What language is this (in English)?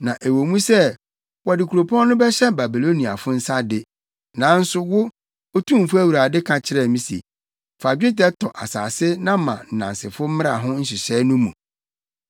Akan